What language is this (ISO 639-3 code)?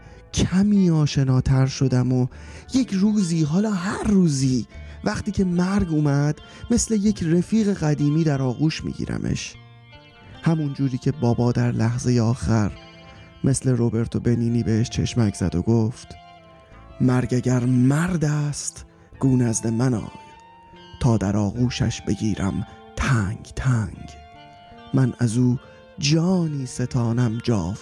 fas